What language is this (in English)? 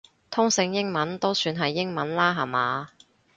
Cantonese